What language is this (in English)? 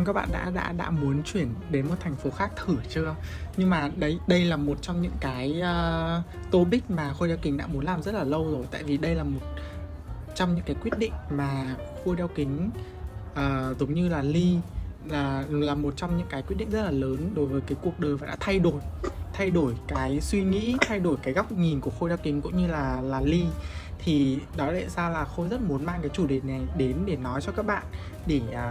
Vietnamese